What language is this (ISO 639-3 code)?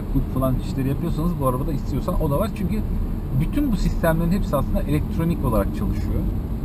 tur